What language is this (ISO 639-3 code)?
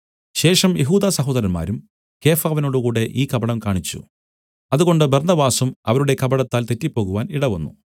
mal